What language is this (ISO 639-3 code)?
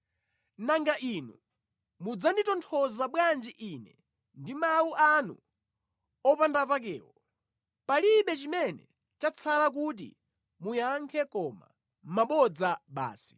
nya